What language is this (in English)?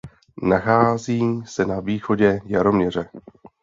Czech